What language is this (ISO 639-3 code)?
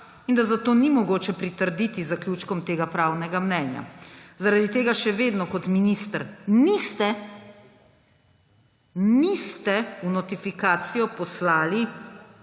slv